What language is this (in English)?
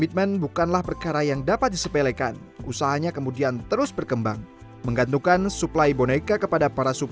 Indonesian